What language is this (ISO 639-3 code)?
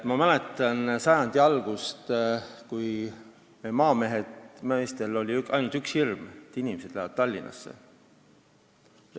est